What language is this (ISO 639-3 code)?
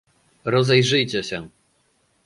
pol